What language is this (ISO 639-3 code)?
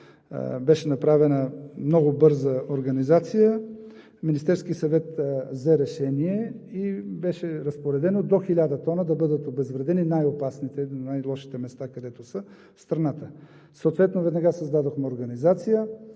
bul